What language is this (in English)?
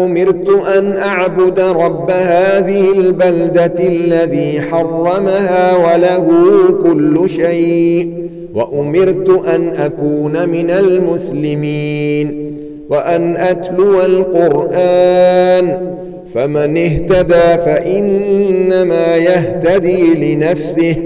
Arabic